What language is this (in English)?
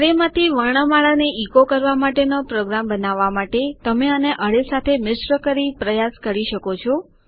Gujarati